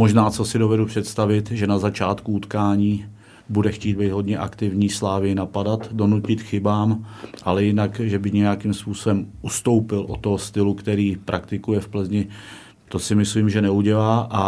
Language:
Czech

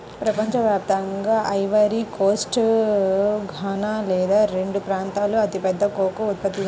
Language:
Telugu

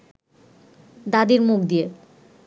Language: Bangla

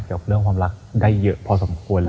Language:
Thai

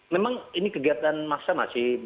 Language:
Indonesian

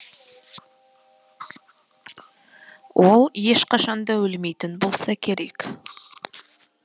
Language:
Kazakh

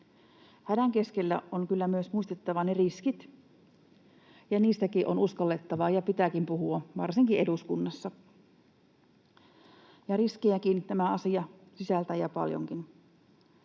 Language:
Finnish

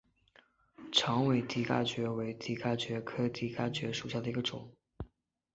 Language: Chinese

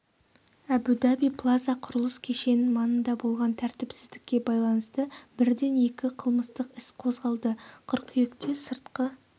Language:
Kazakh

